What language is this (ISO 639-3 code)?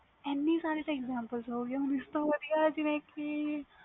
pan